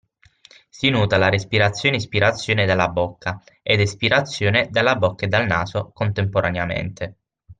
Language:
Italian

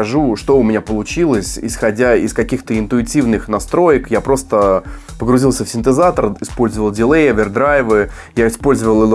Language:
Russian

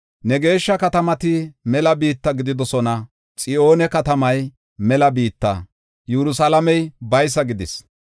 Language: Gofa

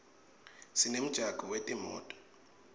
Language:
Swati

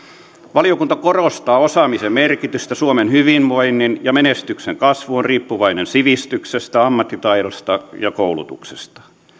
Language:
Finnish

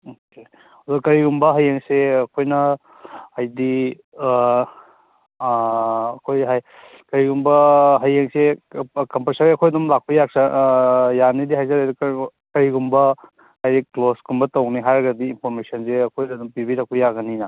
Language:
Manipuri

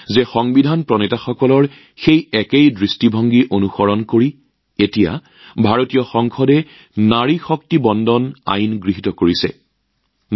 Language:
Assamese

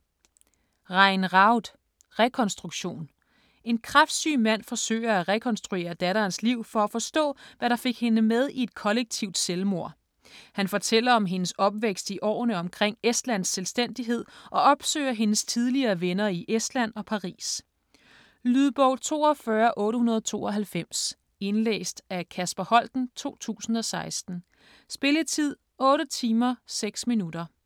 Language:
Danish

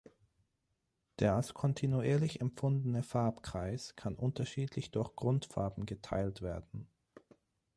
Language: German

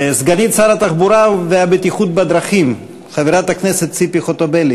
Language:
Hebrew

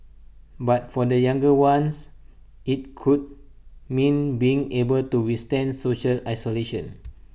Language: English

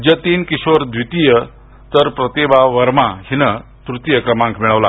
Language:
Marathi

